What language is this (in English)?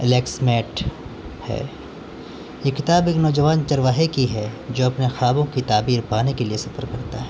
Urdu